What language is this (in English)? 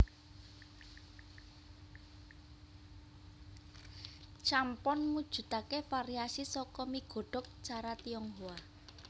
Javanese